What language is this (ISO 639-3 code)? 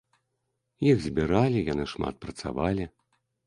bel